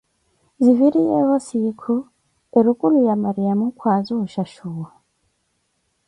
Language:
Koti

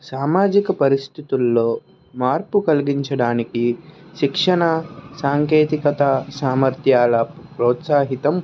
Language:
Telugu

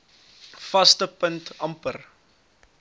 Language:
Afrikaans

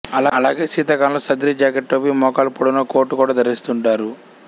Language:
Telugu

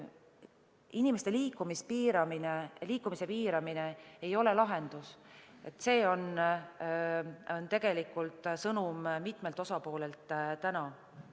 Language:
Estonian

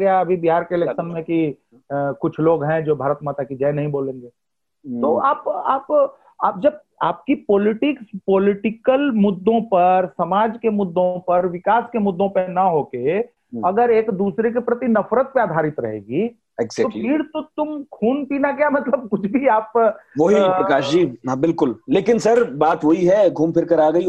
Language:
Hindi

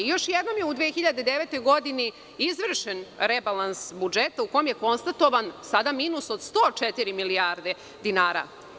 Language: Serbian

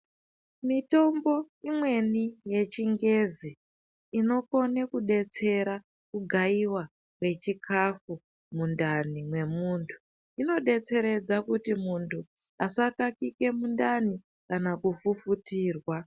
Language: Ndau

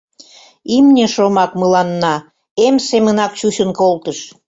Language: Mari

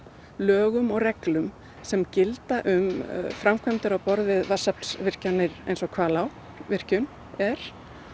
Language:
Icelandic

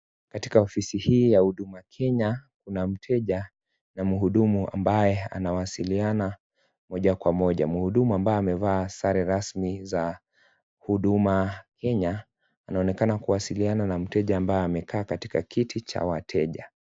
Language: Swahili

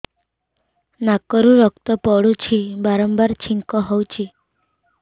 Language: Odia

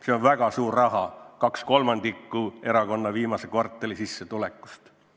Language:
Estonian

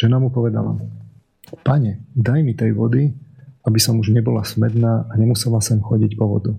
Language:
Slovak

